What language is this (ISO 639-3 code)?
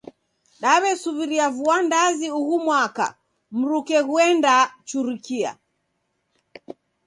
dav